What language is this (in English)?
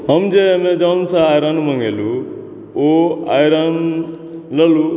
Maithili